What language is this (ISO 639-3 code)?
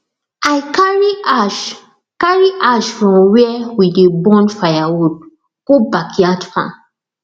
pcm